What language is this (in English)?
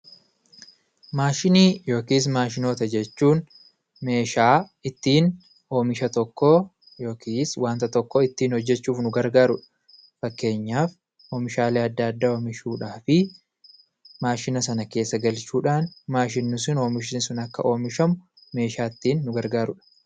Oromo